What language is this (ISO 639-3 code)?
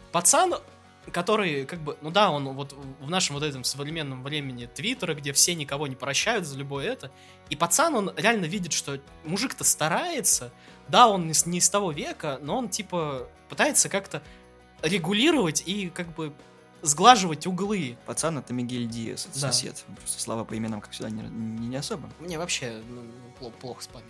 rus